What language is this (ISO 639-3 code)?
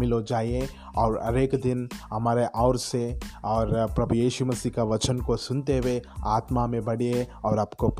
hin